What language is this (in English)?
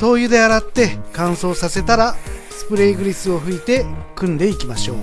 Japanese